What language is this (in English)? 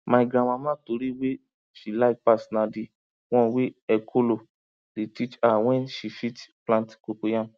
Nigerian Pidgin